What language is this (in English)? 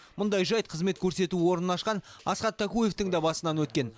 Kazakh